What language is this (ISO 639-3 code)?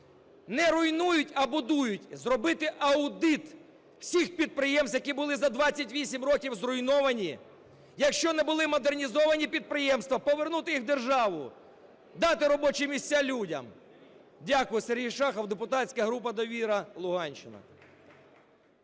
ukr